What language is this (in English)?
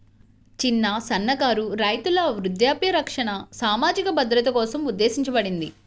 Telugu